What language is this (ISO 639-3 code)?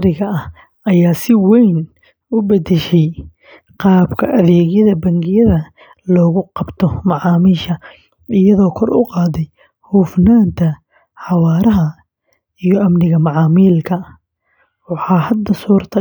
som